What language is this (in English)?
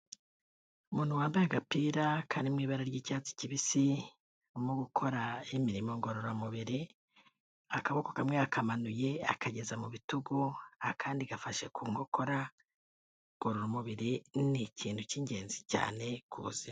Kinyarwanda